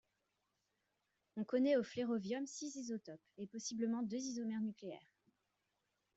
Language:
French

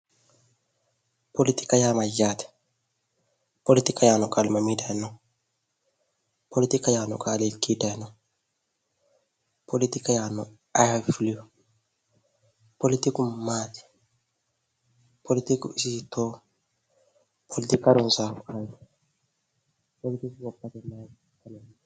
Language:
Sidamo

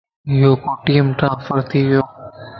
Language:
Lasi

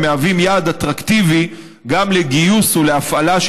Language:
Hebrew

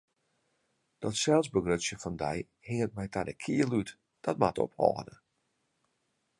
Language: Western Frisian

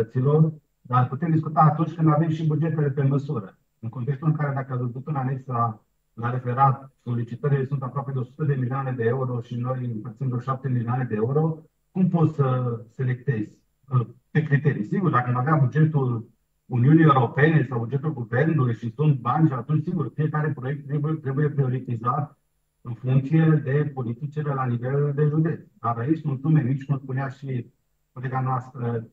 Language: Romanian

